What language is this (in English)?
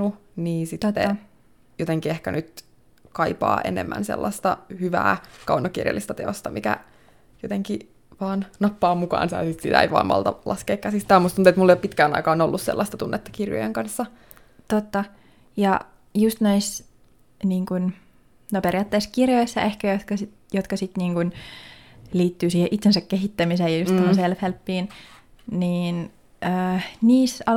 Finnish